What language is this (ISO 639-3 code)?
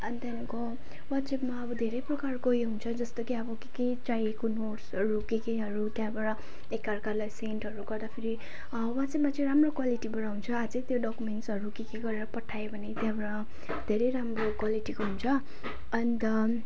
nep